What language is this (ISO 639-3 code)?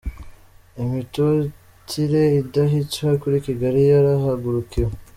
kin